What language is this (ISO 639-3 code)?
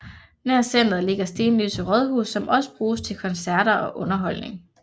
dan